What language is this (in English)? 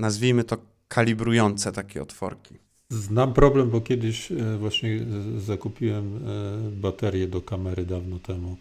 Polish